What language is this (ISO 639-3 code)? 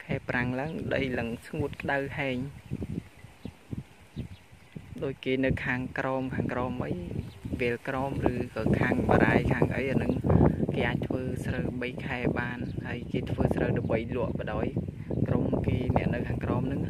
vie